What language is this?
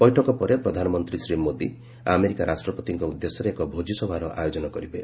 Odia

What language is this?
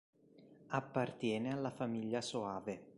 Italian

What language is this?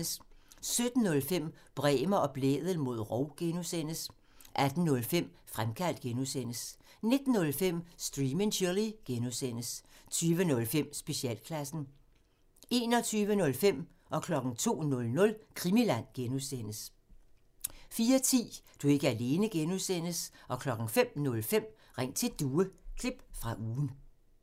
Danish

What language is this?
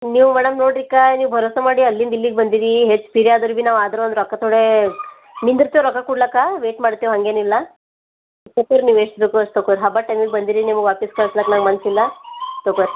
Kannada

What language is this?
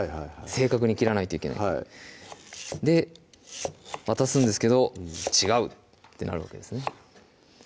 Japanese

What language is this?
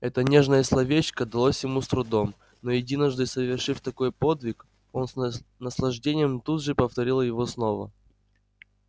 Russian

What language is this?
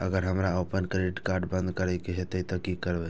Maithili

